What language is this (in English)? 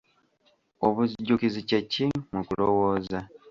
Ganda